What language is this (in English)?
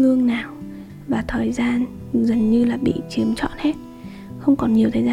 Vietnamese